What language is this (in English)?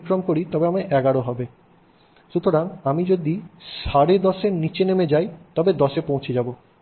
Bangla